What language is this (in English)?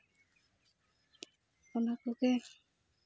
Santali